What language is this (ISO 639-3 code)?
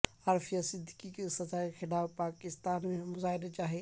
urd